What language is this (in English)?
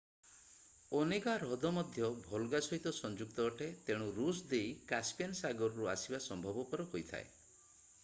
Odia